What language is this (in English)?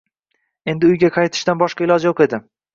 Uzbek